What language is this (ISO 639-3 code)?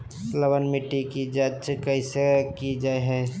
mag